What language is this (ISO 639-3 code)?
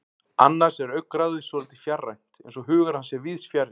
isl